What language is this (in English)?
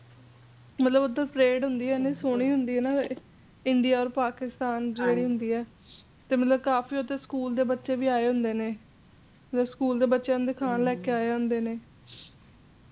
Punjabi